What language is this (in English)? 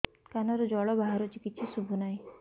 Odia